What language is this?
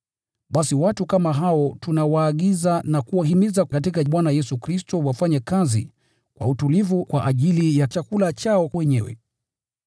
Swahili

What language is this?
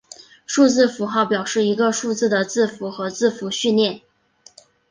Chinese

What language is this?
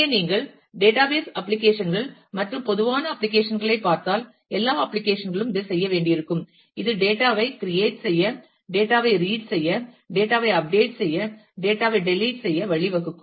Tamil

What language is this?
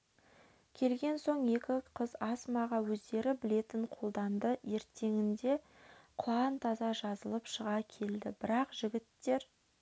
Kazakh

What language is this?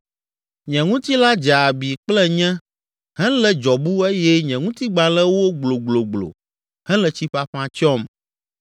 Ewe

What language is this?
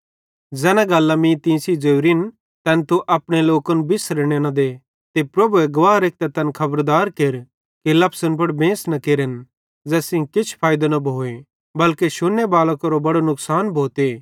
Bhadrawahi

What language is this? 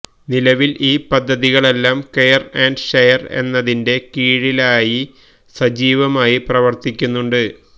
Malayalam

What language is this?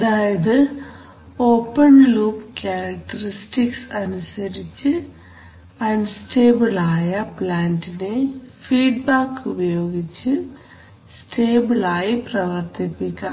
Malayalam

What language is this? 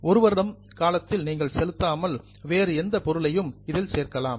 Tamil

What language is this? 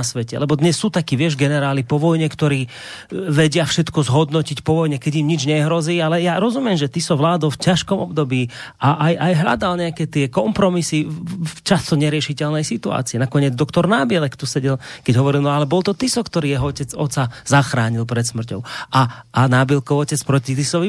Slovak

